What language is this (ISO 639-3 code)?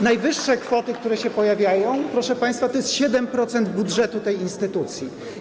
pol